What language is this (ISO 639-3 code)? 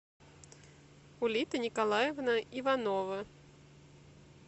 rus